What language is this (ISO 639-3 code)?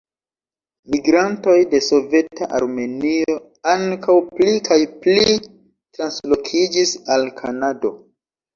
epo